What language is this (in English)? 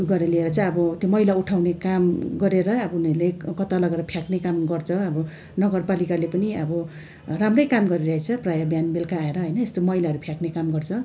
Nepali